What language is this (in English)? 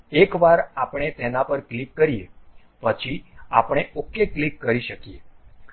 Gujarati